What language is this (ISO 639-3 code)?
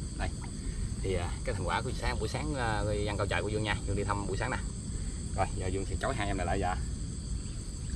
vie